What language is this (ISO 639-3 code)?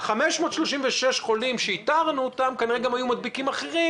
heb